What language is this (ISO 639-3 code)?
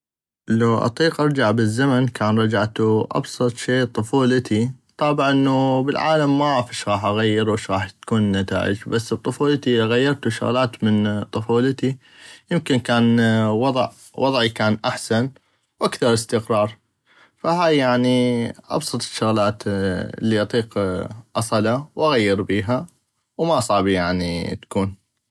ayp